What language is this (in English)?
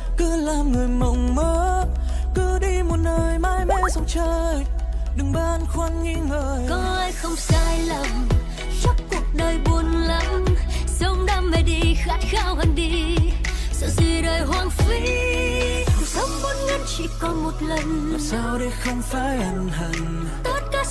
Thai